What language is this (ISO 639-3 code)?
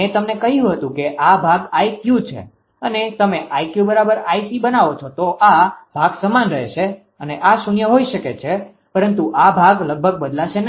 guj